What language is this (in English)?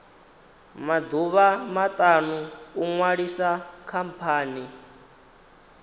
Venda